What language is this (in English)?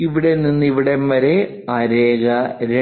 Malayalam